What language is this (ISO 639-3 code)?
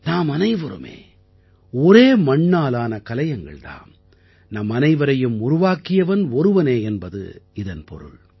tam